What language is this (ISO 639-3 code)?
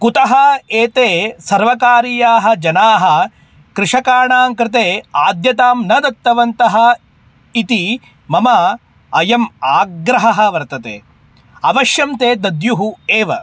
san